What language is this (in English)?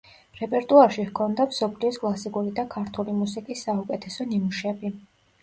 Georgian